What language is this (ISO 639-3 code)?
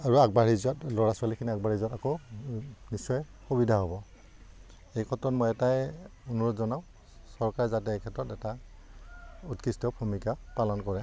asm